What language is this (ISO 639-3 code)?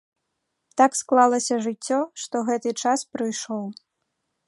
bel